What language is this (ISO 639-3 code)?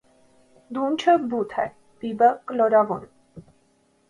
hye